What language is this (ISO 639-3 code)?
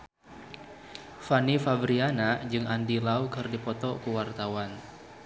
sun